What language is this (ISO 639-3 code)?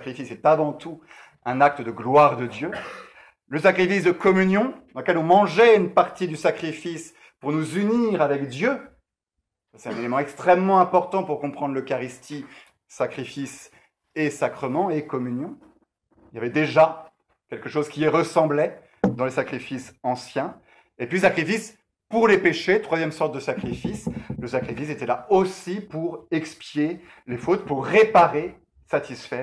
fra